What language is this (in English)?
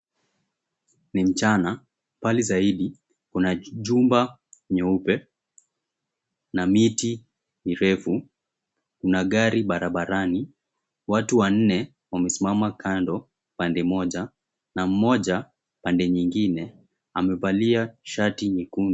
Swahili